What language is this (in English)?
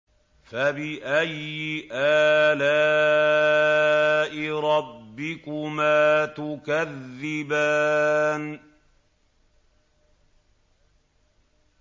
Arabic